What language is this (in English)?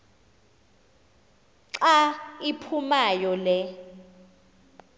Xhosa